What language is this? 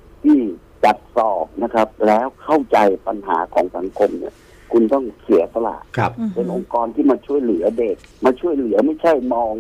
Thai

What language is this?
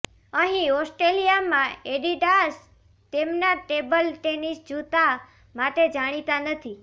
Gujarati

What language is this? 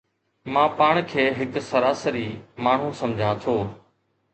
Sindhi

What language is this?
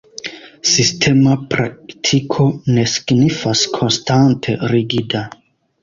Esperanto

